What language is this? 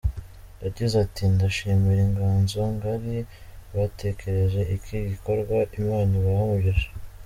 Kinyarwanda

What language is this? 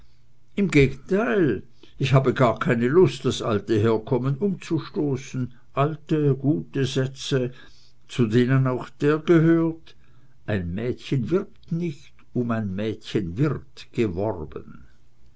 German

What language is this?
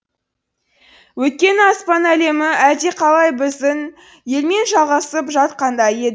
Kazakh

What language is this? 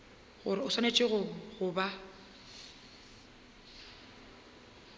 Northern Sotho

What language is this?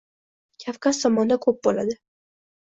Uzbek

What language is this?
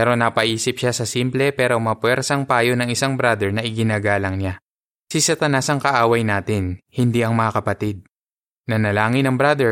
Filipino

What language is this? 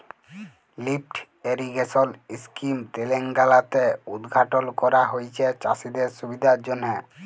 Bangla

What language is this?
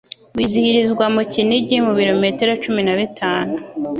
Kinyarwanda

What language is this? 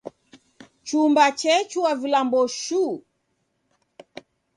Taita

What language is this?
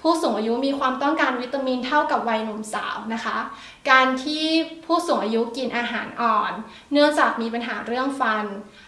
Thai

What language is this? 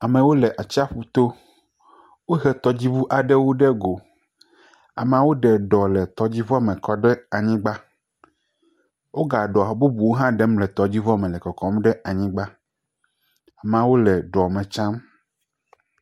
Ewe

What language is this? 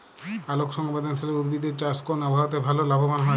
Bangla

